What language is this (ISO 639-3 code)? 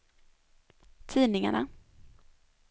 swe